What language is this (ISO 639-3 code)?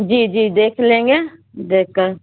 urd